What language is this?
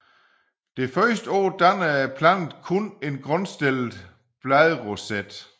Danish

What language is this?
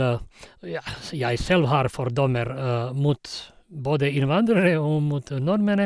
Norwegian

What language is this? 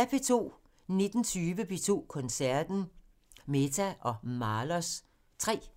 Danish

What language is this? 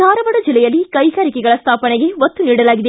Kannada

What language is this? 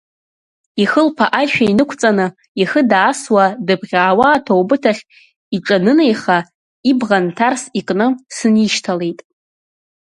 Abkhazian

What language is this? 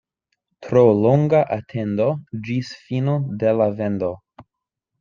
Esperanto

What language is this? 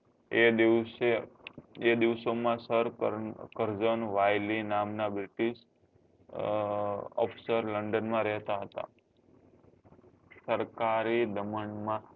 Gujarati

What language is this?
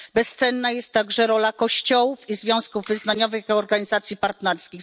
Polish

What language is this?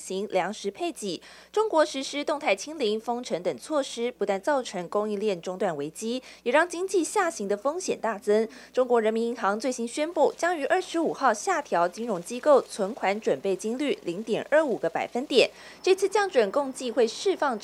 Chinese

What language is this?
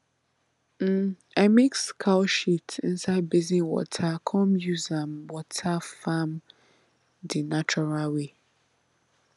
Nigerian Pidgin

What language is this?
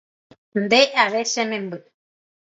Guarani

